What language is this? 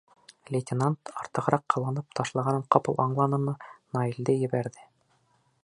Bashkir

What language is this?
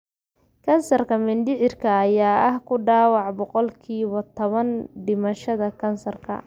Somali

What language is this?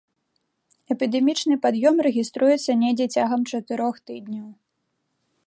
Belarusian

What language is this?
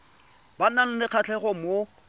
Tswana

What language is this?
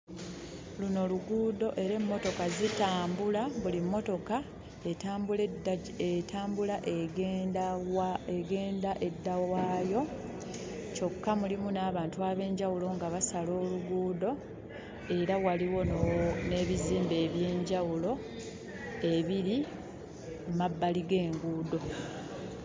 Ganda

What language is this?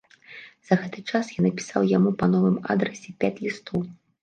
Belarusian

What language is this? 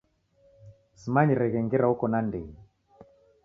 Taita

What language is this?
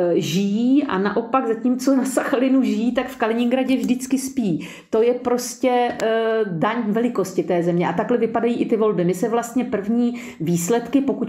Czech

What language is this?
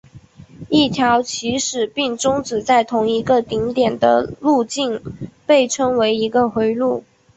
Chinese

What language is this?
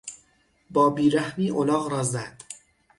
Persian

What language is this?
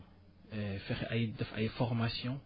Wolof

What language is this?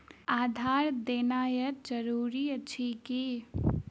Maithili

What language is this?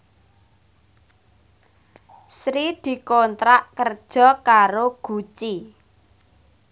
Javanese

